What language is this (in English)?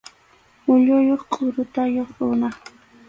Arequipa-La Unión Quechua